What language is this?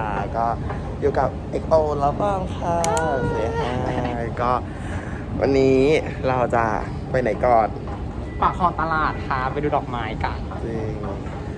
Thai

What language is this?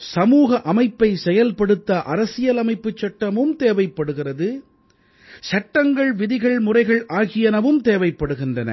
Tamil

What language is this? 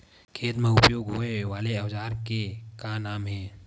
Chhattisgarhi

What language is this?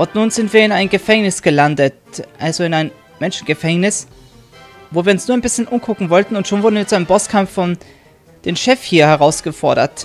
German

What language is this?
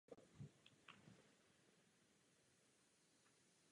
Czech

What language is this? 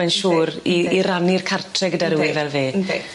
Welsh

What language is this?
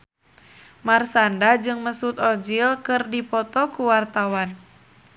Sundanese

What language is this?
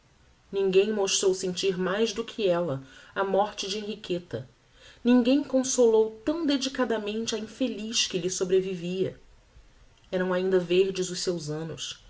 Portuguese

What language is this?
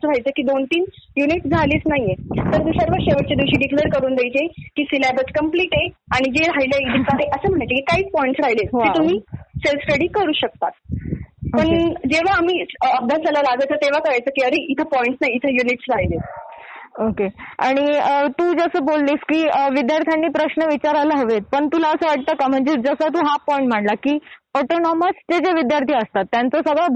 Marathi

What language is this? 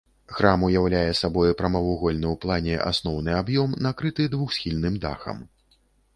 Belarusian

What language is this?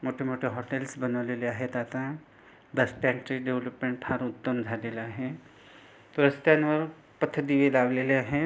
Marathi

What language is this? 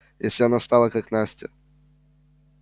Russian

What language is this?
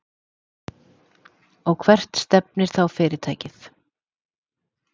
Icelandic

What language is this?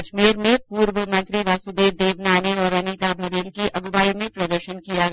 Hindi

